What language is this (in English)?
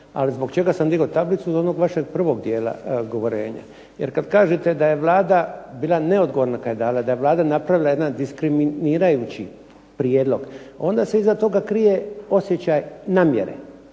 Croatian